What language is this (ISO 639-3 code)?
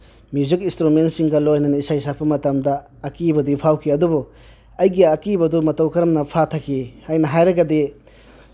mni